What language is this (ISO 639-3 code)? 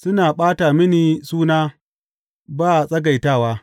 hau